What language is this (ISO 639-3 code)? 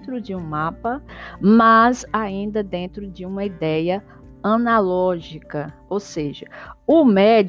por